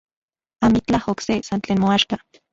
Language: Central Puebla Nahuatl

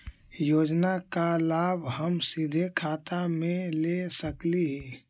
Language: Magahi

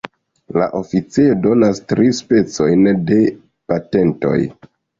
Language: Esperanto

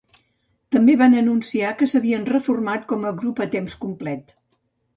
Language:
Catalan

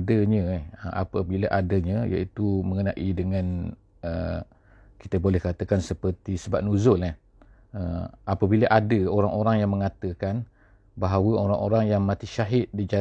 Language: Malay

